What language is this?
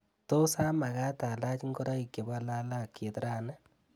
Kalenjin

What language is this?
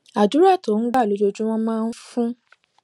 Yoruba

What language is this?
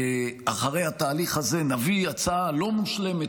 Hebrew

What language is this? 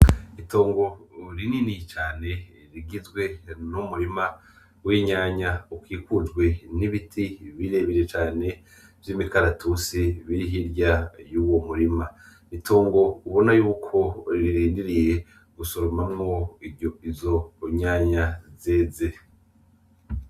Rundi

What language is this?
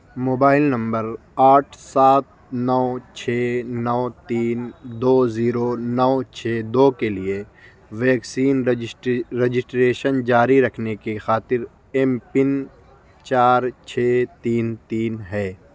Urdu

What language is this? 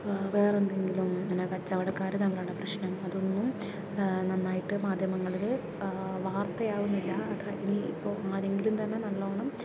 Malayalam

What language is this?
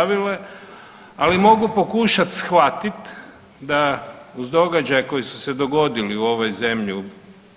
Croatian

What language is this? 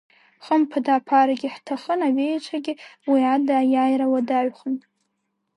Abkhazian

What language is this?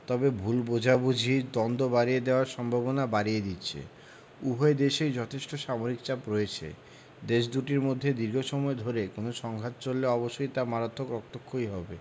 Bangla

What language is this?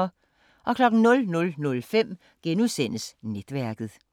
Danish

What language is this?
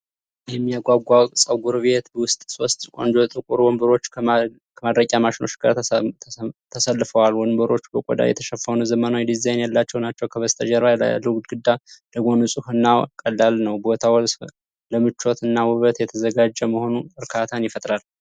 Amharic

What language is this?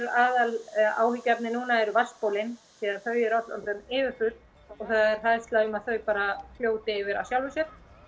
Icelandic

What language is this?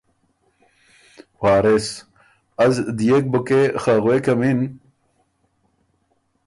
Ormuri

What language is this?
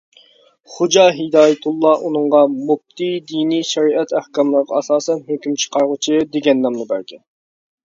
Uyghur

